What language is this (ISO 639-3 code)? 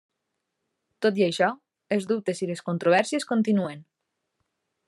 cat